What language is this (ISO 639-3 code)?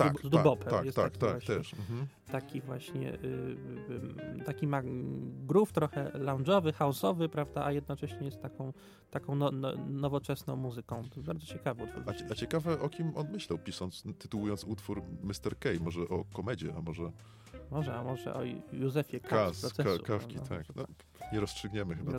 pol